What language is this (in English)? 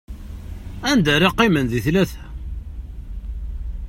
Kabyle